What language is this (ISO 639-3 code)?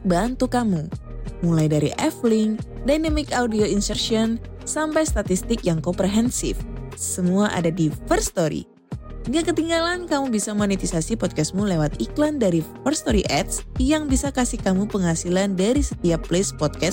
ind